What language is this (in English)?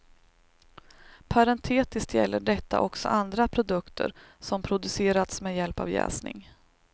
Swedish